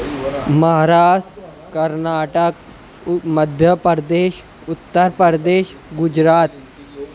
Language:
Urdu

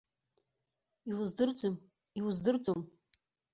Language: Abkhazian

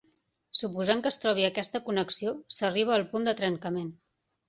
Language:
Catalan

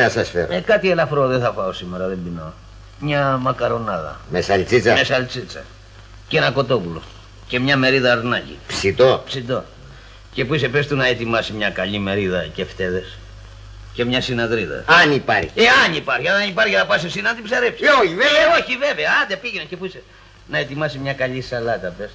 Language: Greek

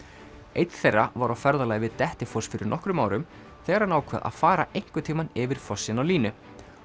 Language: Icelandic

